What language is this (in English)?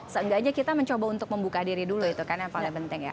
Indonesian